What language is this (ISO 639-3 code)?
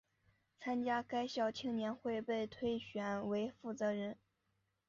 zho